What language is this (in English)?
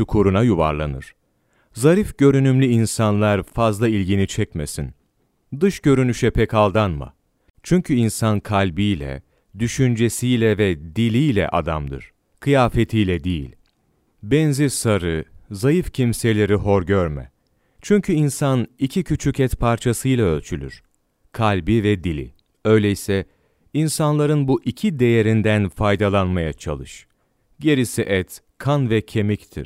Turkish